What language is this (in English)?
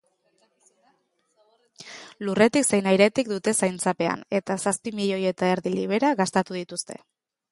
Basque